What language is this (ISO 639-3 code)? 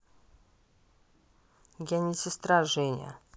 rus